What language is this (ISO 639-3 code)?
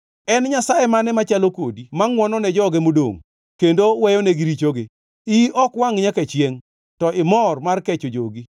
luo